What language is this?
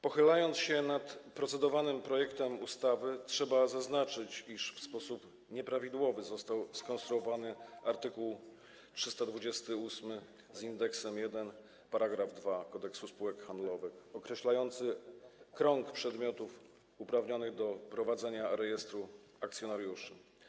Polish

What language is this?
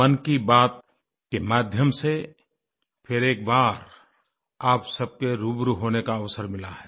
Hindi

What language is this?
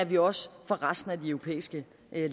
Danish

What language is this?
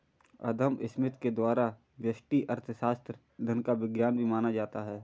Hindi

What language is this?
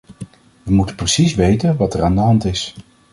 Dutch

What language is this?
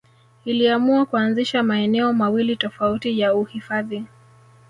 Swahili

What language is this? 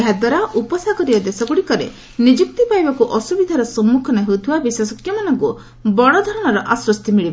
Odia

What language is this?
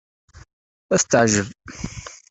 Kabyle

